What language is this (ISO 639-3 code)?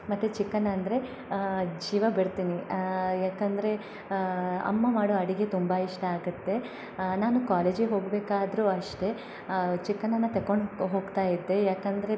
kan